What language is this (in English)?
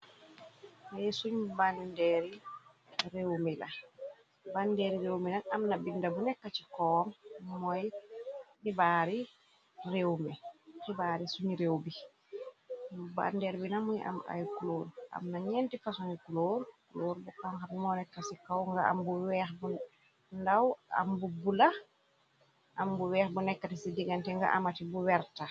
Wolof